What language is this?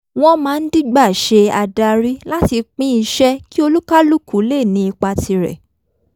Yoruba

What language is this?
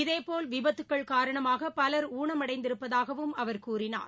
Tamil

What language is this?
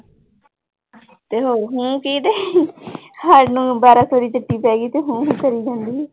Punjabi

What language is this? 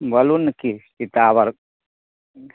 Maithili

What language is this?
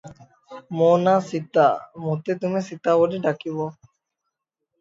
Odia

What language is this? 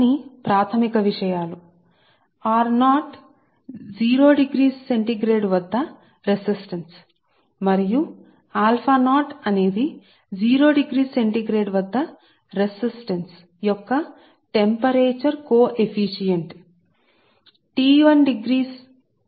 Telugu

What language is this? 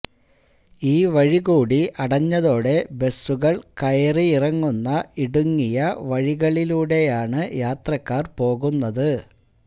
Malayalam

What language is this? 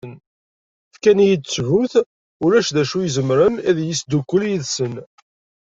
Kabyle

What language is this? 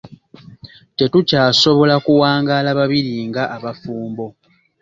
Ganda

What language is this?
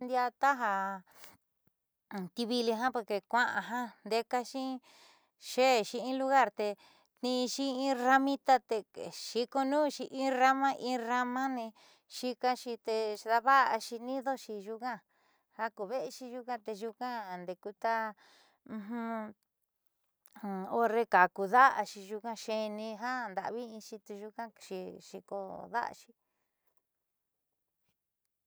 Southeastern Nochixtlán Mixtec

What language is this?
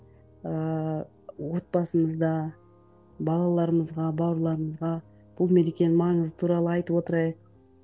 Kazakh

